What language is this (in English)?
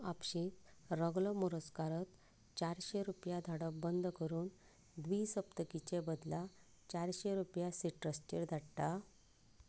Konkani